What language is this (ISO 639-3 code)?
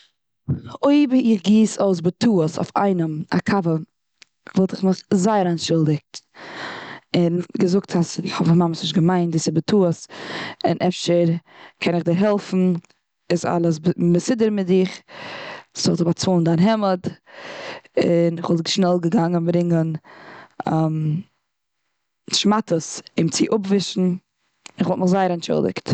yid